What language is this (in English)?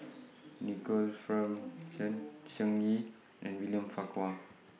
English